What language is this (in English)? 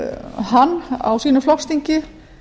Icelandic